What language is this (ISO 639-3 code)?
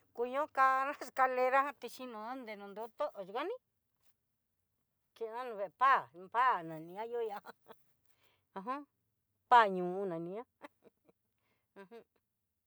mxy